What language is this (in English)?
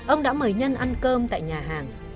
Vietnamese